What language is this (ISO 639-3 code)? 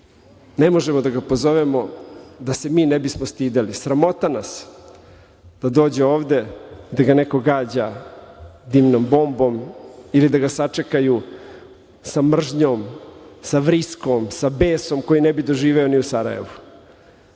srp